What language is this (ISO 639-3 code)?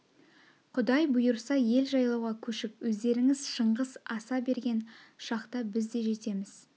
kaz